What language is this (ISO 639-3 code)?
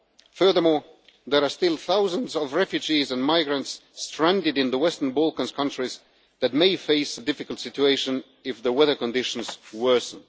eng